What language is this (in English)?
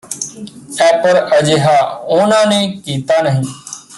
Punjabi